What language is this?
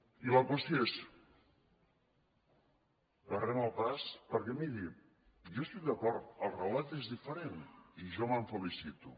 Catalan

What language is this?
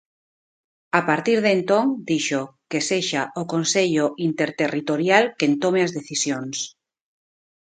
Galician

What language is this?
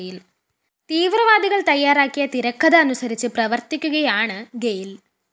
Malayalam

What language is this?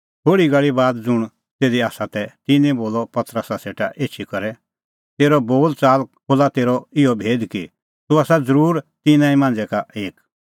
Kullu Pahari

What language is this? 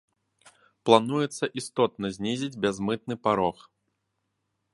Belarusian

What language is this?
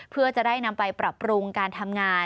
Thai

